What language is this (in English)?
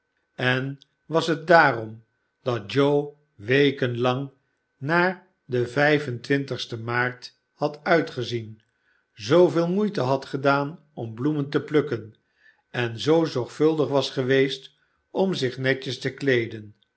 Dutch